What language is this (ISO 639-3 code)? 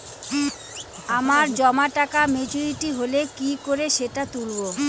ben